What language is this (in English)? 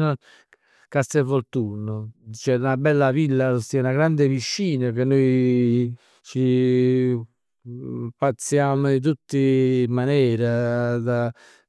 Neapolitan